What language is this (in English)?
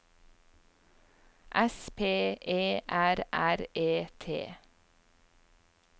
Norwegian